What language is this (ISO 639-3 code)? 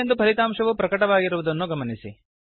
kan